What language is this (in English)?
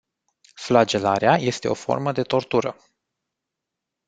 Romanian